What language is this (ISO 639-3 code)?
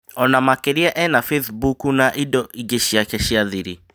kik